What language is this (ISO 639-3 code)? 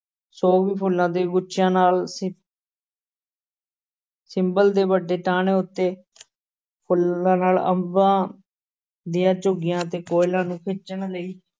pan